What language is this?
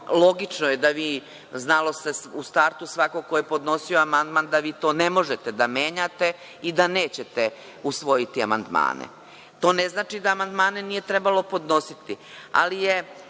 Serbian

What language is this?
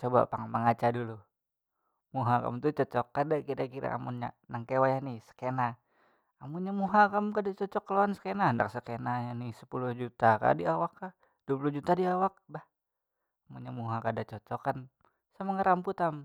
Banjar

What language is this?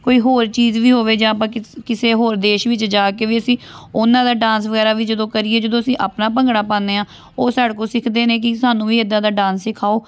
Punjabi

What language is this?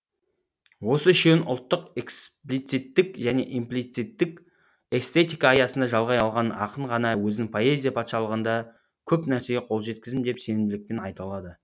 Kazakh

